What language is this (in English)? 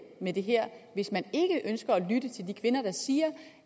Danish